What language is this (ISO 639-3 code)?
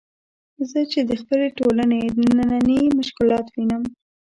pus